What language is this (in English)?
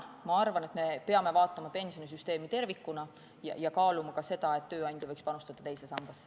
Estonian